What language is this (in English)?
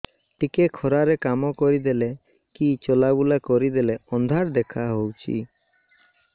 Odia